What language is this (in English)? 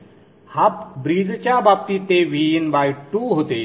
Marathi